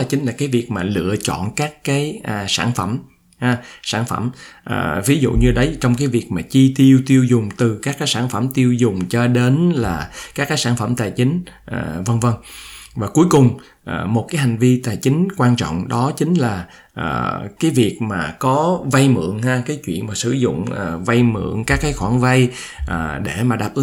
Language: Vietnamese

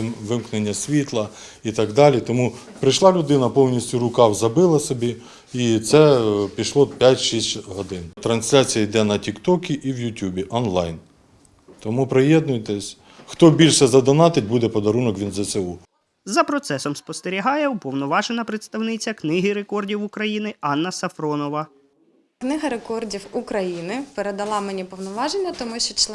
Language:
Ukrainian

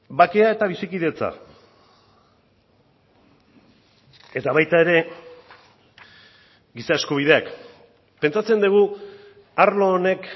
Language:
Basque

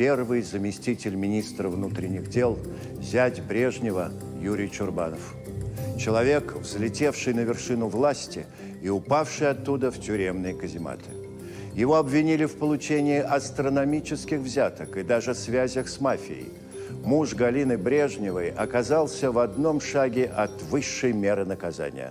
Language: Russian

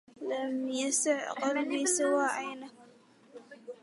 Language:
Arabic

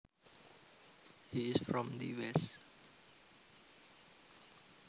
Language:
Javanese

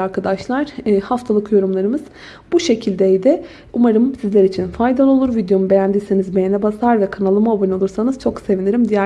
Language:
Turkish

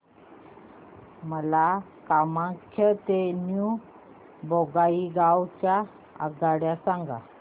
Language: Marathi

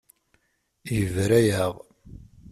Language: Kabyle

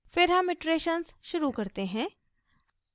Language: Hindi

